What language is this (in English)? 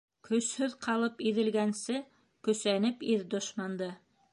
Bashkir